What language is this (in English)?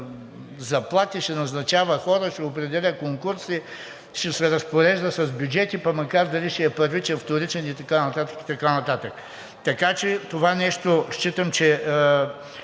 Bulgarian